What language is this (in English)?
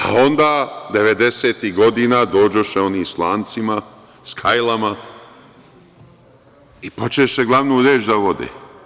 Serbian